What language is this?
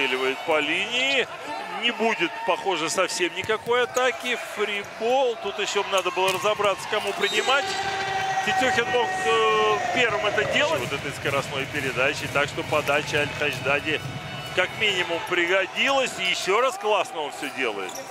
Russian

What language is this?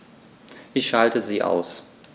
German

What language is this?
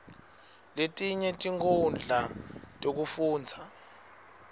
Swati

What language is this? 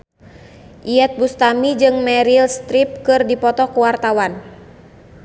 Sundanese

